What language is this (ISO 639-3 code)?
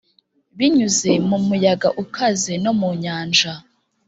kin